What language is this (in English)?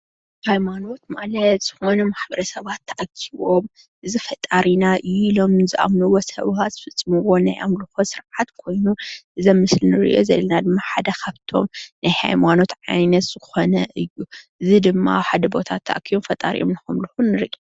Tigrinya